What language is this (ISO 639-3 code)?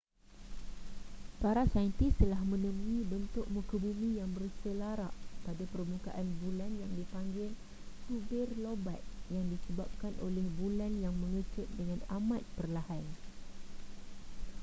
msa